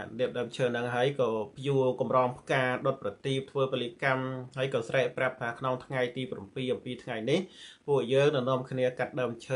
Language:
Thai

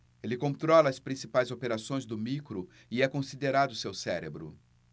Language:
Portuguese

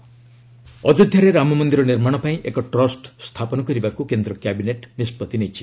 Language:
Odia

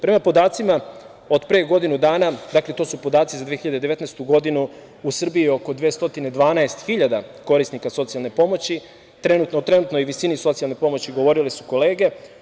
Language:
Serbian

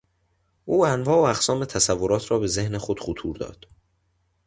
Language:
Persian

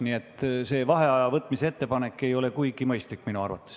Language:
Estonian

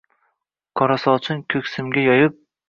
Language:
Uzbek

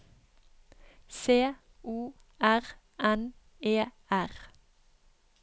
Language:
Norwegian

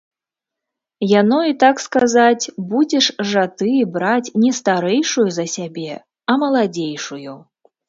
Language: Belarusian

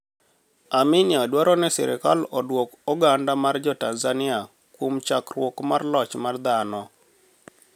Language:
Luo (Kenya and Tanzania)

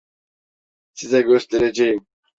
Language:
Turkish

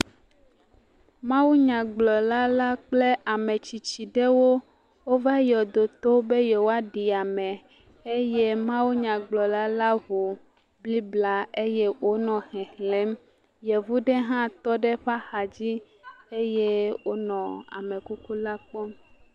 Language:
Ewe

